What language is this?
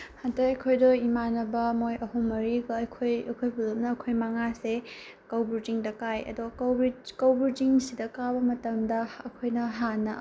Manipuri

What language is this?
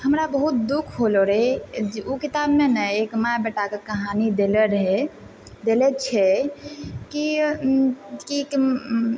Maithili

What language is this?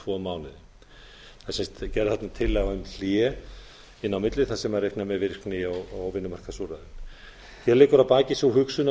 Icelandic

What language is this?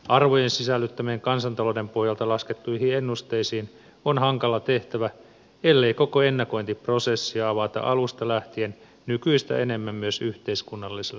Finnish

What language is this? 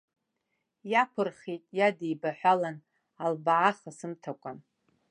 Abkhazian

